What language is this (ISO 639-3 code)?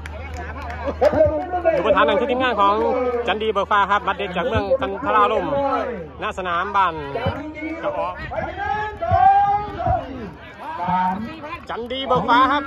tha